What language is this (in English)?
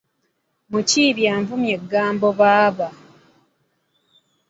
Ganda